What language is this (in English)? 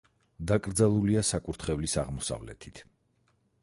Georgian